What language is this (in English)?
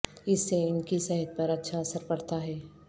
Urdu